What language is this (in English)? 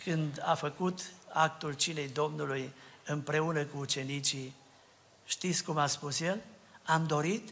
Romanian